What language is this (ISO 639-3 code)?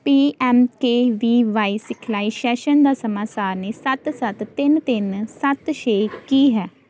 pan